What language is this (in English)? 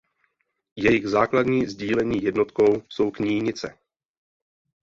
Czech